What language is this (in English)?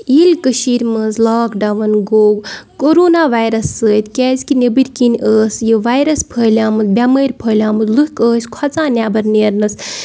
Kashmiri